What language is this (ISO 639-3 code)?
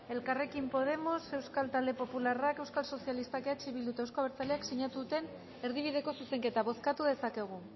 eus